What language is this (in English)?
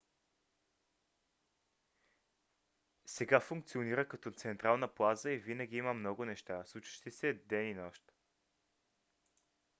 Bulgarian